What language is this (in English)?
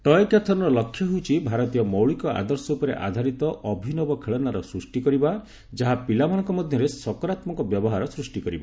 Odia